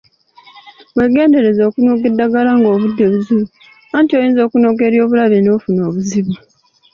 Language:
Ganda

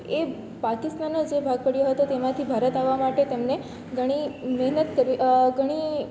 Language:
Gujarati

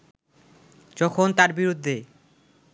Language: Bangla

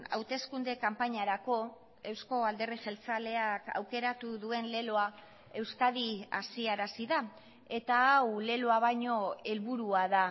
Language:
Basque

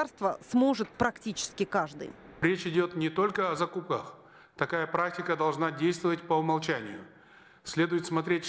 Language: Russian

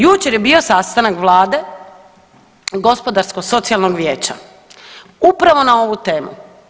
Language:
Croatian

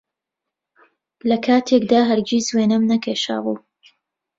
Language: Central Kurdish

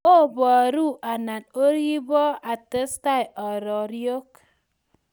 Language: Kalenjin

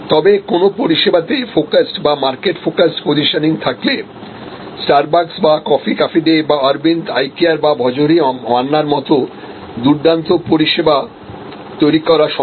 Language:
Bangla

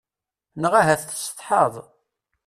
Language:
Kabyle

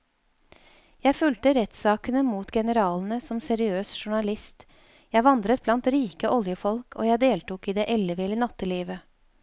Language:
Norwegian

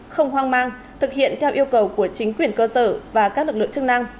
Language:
Vietnamese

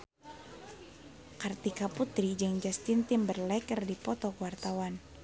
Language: Sundanese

